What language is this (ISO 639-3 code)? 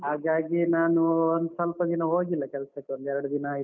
kan